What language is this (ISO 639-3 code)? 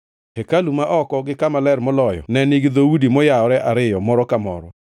luo